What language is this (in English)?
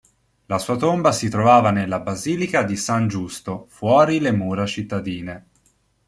Italian